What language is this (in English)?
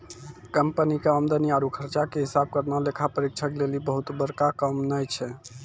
Maithili